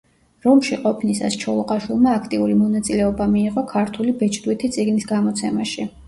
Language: Georgian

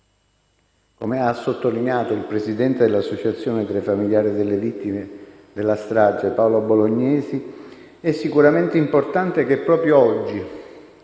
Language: Italian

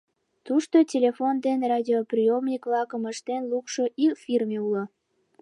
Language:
Mari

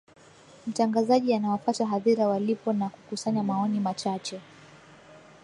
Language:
Swahili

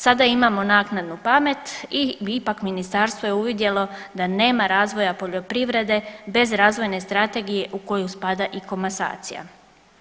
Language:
Croatian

